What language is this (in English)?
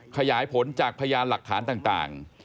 Thai